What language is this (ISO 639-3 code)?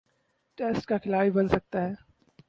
urd